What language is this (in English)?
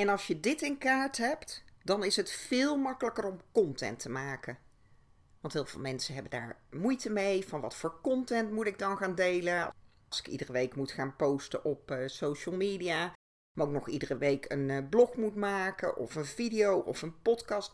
Dutch